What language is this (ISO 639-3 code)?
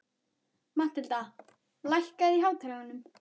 isl